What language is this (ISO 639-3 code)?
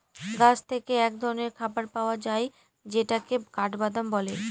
ben